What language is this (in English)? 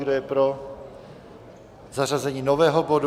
Czech